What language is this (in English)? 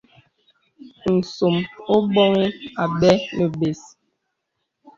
Bebele